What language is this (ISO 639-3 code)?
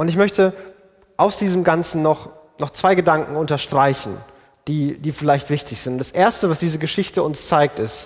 deu